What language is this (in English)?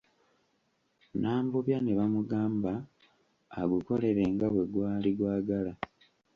Ganda